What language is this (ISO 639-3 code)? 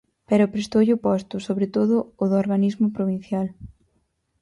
glg